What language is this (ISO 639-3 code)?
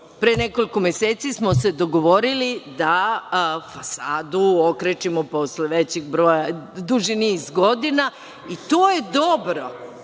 srp